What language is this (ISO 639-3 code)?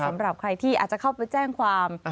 tha